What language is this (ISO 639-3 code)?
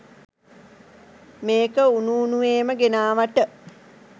sin